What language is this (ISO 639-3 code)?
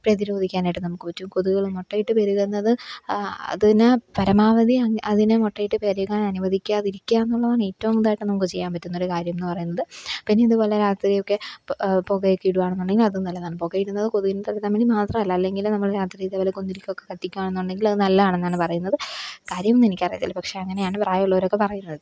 mal